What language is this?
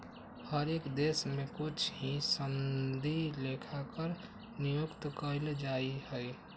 Magahi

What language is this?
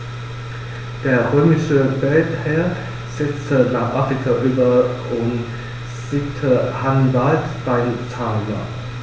German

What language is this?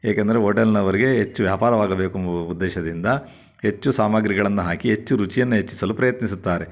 Kannada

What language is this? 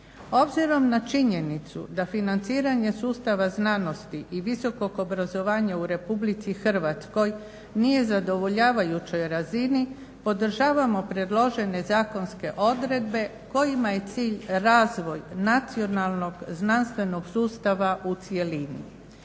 Croatian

